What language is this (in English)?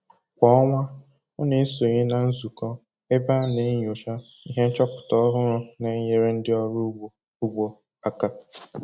Igbo